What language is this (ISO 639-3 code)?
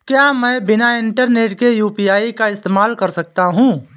hin